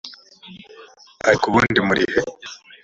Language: Kinyarwanda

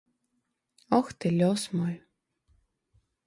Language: Belarusian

